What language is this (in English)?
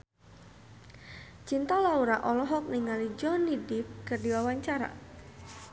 Sundanese